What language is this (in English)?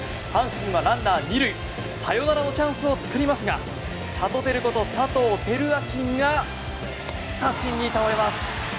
Japanese